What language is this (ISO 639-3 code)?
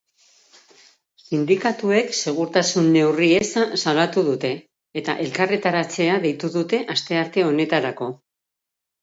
eus